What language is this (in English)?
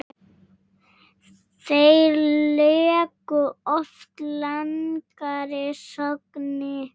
Icelandic